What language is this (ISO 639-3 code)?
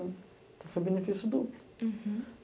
por